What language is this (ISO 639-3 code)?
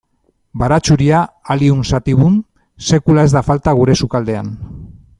eus